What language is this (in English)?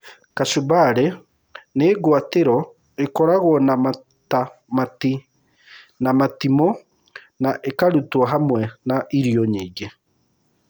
Kikuyu